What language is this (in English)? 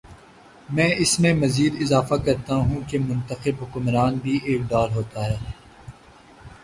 Urdu